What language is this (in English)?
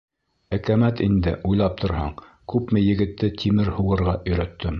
Bashkir